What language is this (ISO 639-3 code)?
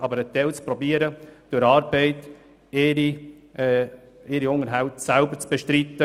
gsw